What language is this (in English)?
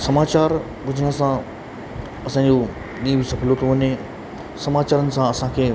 Sindhi